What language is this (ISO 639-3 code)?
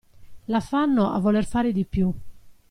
ita